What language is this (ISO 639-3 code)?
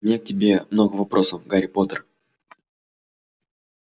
rus